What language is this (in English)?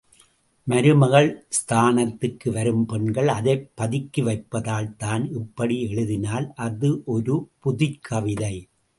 Tamil